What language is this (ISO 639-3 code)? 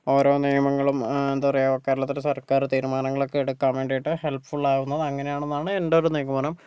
mal